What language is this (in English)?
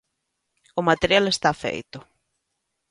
Galician